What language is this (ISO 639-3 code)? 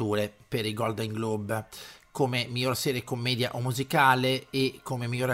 ita